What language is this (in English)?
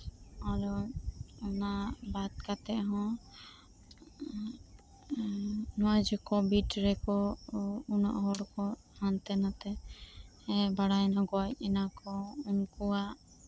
Santali